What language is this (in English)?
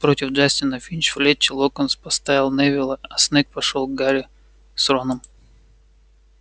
Russian